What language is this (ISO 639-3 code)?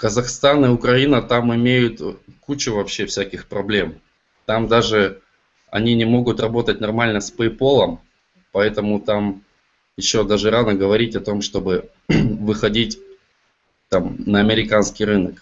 rus